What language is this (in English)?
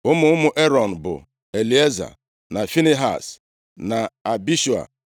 Igbo